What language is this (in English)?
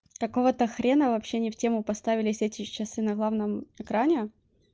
Russian